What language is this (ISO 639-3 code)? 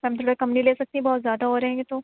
urd